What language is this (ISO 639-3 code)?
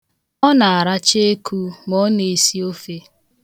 ibo